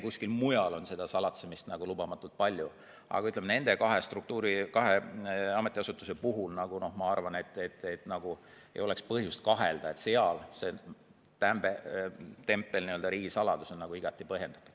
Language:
Estonian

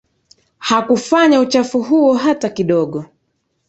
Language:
Swahili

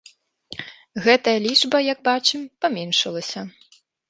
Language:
Belarusian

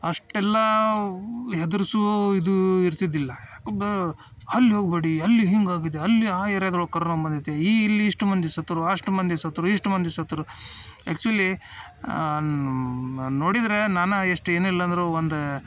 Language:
Kannada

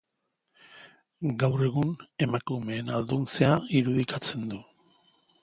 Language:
Basque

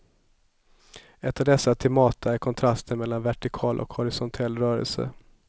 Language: Swedish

